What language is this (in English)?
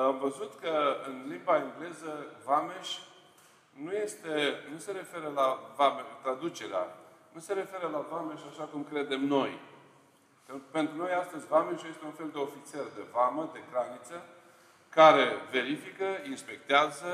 Romanian